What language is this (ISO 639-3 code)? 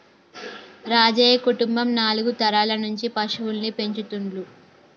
tel